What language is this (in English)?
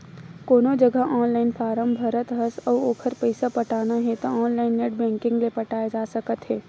Chhattisgarhi